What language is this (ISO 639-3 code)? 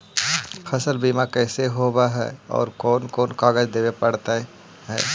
mag